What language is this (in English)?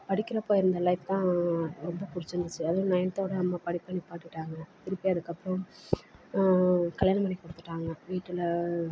Tamil